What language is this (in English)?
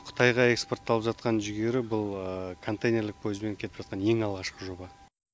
Kazakh